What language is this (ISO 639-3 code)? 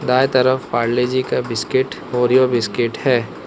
hin